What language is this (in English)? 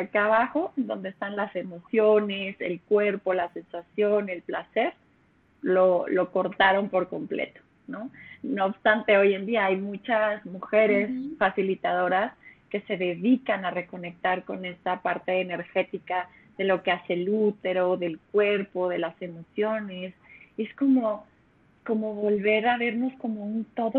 Spanish